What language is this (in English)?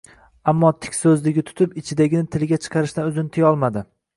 Uzbek